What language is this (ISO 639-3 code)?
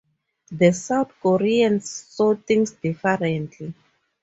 eng